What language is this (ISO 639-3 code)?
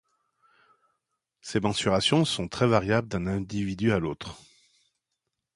fra